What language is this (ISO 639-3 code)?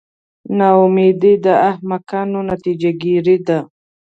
pus